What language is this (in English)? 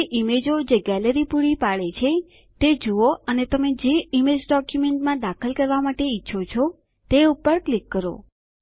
Gujarati